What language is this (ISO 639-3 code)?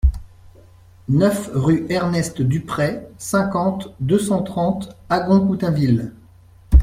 fra